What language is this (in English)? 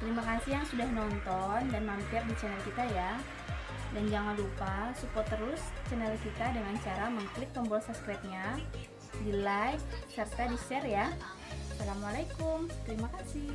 Indonesian